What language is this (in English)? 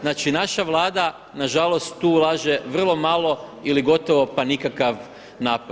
Croatian